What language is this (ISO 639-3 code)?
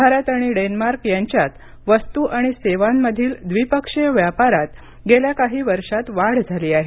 mar